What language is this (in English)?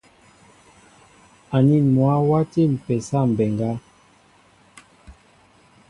Mbo (Cameroon)